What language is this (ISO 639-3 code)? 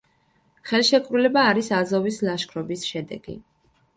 kat